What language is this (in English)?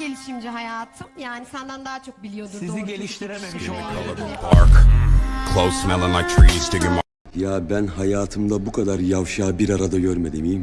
Turkish